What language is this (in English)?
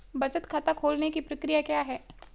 Hindi